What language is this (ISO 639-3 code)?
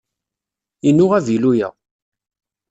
kab